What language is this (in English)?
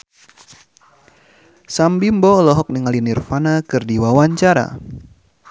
Sundanese